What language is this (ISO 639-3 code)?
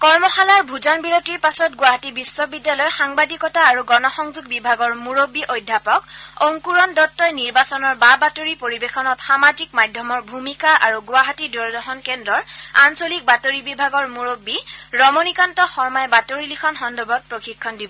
asm